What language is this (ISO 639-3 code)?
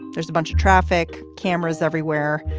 eng